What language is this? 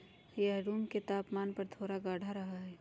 Magahi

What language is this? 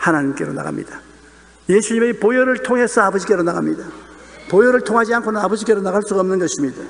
Korean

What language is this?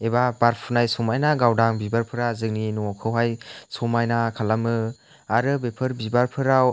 Bodo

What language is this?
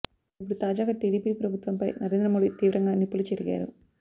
Telugu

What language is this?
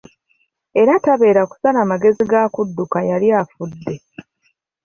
Ganda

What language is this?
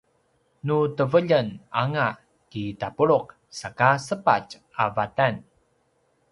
Paiwan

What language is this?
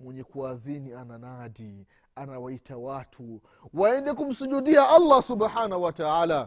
Swahili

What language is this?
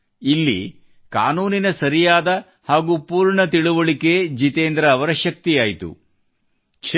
Kannada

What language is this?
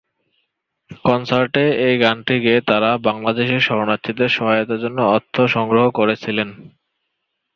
Bangla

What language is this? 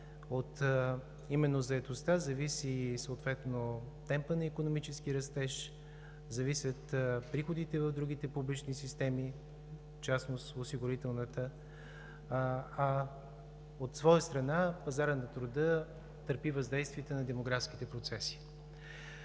Bulgarian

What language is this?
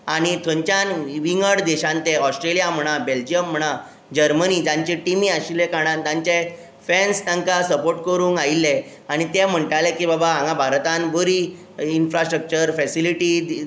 Konkani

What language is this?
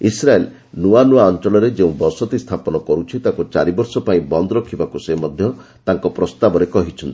Odia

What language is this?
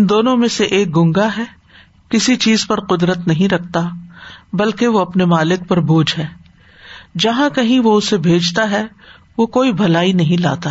Urdu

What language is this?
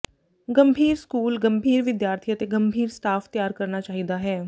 Punjabi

